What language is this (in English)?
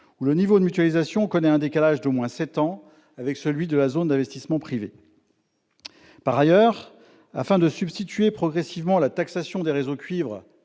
French